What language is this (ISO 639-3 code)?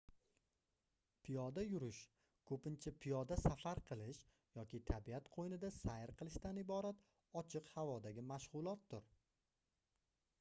uzb